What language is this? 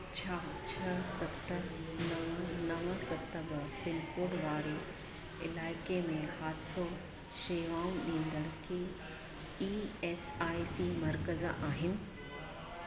Sindhi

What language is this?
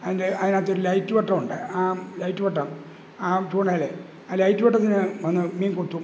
Malayalam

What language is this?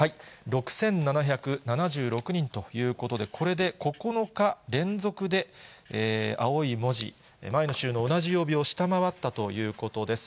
Japanese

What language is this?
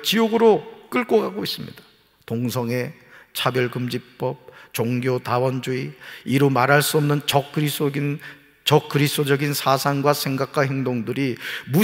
Korean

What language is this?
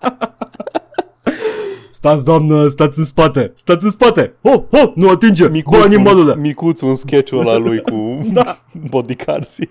Romanian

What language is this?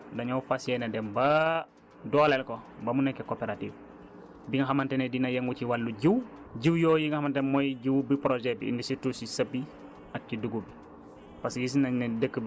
Wolof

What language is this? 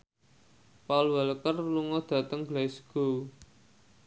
Javanese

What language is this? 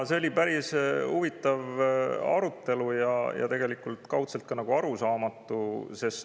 Estonian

